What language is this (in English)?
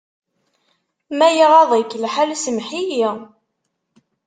Kabyle